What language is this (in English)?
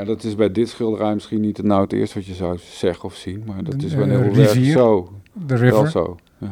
Dutch